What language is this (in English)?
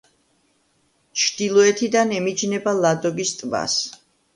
Georgian